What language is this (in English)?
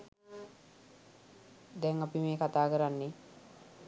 Sinhala